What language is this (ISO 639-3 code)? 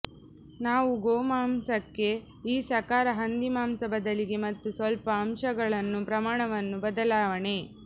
kan